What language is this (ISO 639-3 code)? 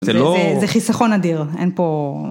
heb